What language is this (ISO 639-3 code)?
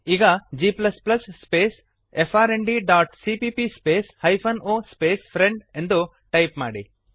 kan